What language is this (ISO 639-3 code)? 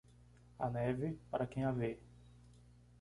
por